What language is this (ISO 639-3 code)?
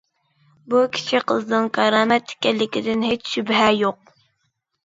uig